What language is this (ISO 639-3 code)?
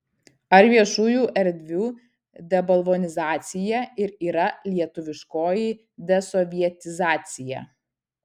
lit